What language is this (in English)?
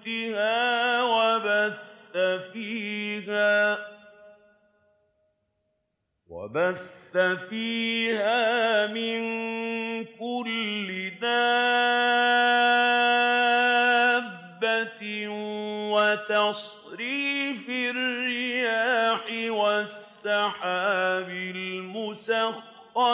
Arabic